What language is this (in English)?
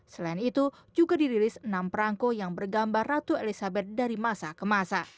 Indonesian